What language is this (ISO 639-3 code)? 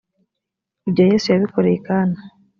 kin